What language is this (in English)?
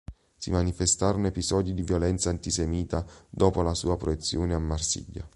Italian